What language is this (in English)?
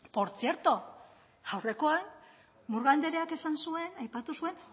Basque